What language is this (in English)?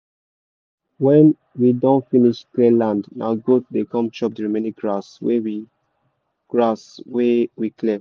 Nigerian Pidgin